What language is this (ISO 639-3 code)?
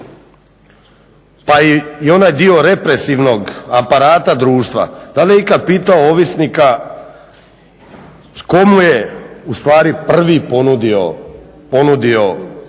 hrv